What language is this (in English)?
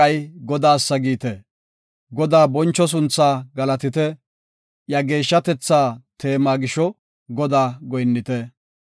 Gofa